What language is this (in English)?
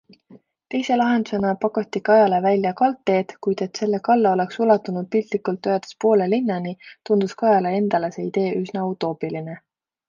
Estonian